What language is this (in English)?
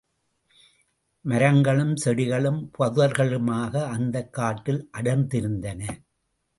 Tamil